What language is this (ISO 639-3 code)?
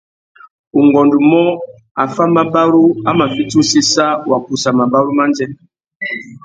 bag